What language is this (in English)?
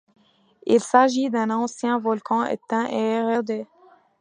French